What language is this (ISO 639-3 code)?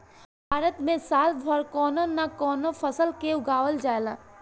bho